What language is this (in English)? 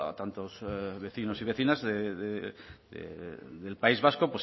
Spanish